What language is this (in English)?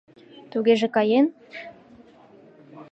Mari